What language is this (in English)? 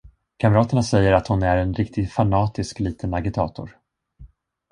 Swedish